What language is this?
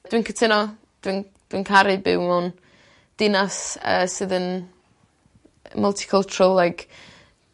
Welsh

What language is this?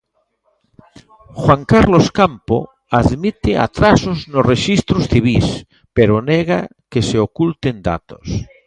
Galician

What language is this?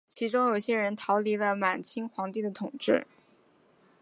Chinese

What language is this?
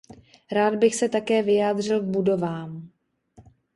Czech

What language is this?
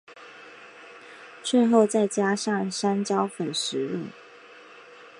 Chinese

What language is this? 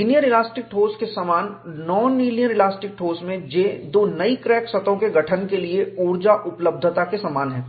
Hindi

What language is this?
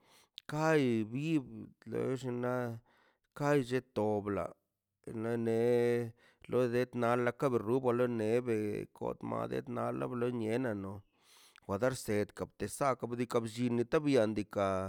Mazaltepec Zapotec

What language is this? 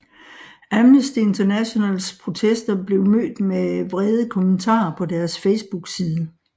Danish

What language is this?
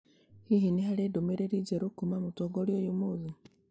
Kikuyu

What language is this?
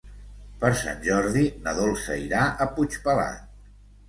Catalan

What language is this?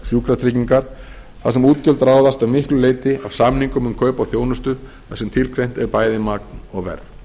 Icelandic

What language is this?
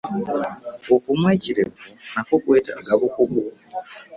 Ganda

